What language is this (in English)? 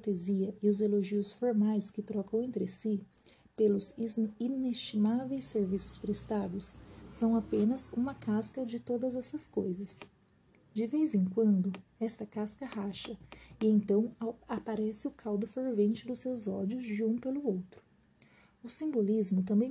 Portuguese